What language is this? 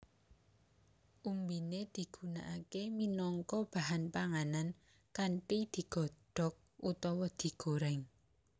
Javanese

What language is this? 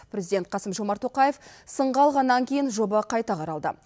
Kazakh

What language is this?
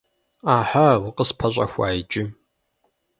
Kabardian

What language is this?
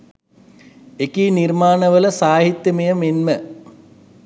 Sinhala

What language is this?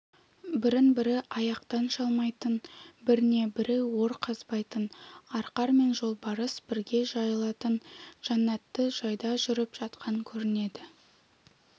Kazakh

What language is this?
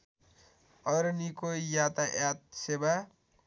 Nepali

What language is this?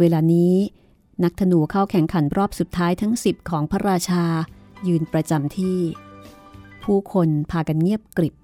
Thai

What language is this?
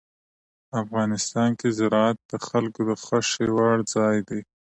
Pashto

